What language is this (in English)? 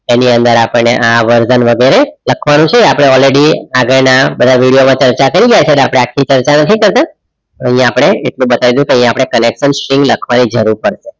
Gujarati